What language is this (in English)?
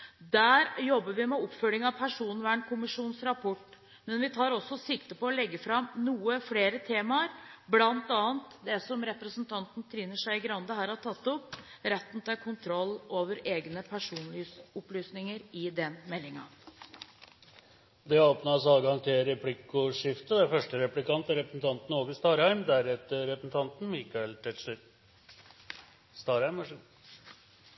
Norwegian